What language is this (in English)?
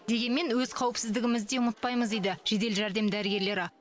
Kazakh